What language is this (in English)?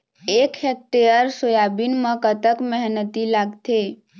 Chhattisgarhi